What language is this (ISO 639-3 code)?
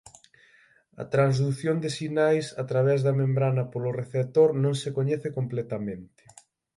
glg